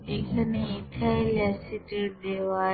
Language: Bangla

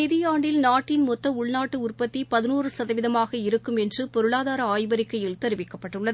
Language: Tamil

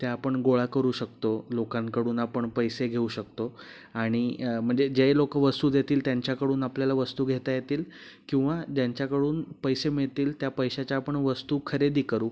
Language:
Marathi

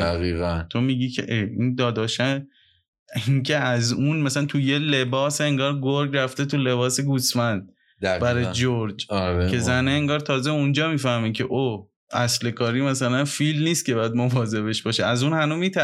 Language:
Persian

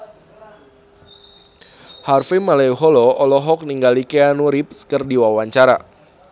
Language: Sundanese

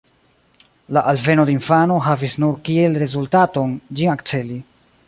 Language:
Esperanto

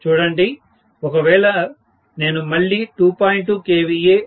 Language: Telugu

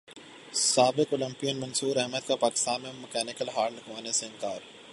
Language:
Urdu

